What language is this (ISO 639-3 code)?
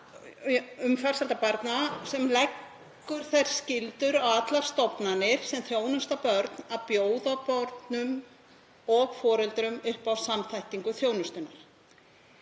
isl